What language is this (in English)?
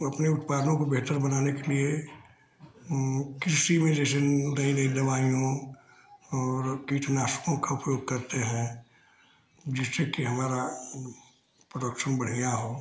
Hindi